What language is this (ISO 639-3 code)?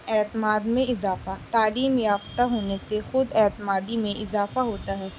urd